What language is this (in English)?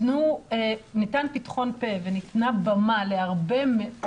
Hebrew